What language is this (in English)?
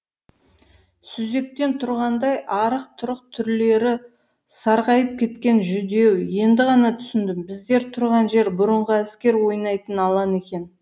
Kazakh